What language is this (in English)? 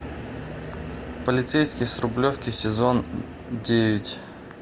Russian